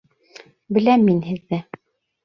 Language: Bashkir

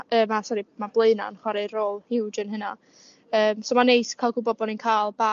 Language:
Welsh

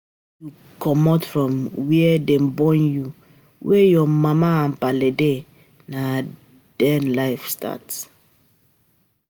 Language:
Nigerian Pidgin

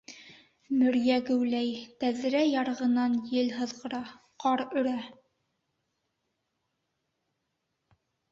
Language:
Bashkir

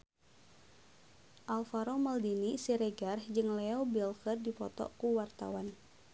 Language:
Sundanese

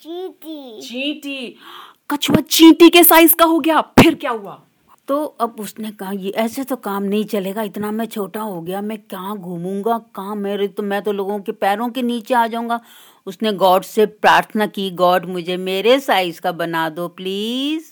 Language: Hindi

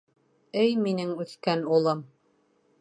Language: Bashkir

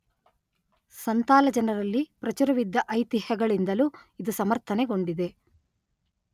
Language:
Kannada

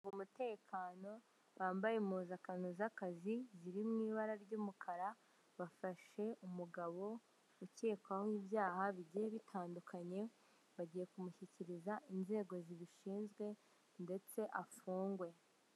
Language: Kinyarwanda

